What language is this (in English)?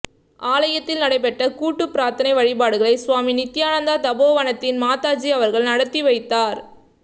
Tamil